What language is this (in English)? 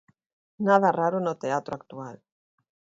Galician